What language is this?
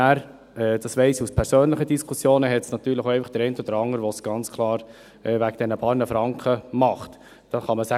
Swiss German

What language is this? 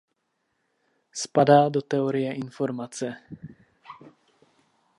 Czech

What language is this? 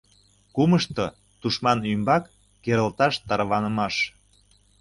Mari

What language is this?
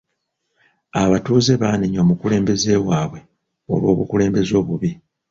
Ganda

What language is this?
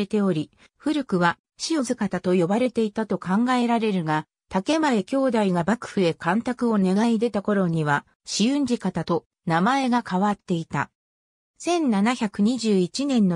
Japanese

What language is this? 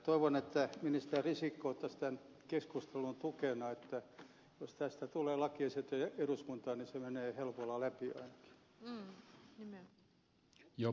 Finnish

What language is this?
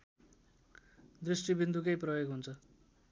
Nepali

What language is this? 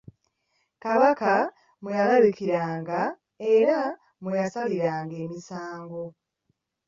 Ganda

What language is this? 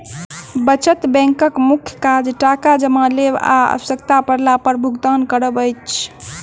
Maithili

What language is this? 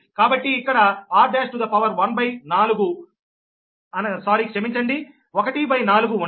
Telugu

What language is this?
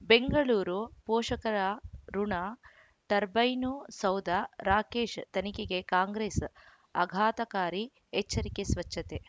Kannada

